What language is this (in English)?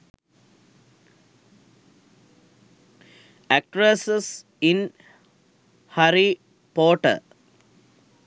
Sinhala